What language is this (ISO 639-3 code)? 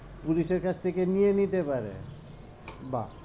ben